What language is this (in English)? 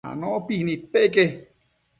Matsés